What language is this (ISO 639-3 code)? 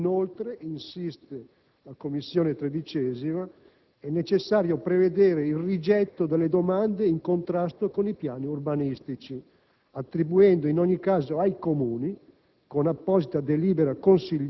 ita